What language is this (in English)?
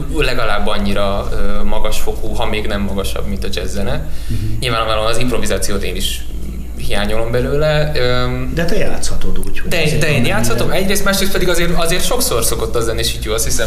Hungarian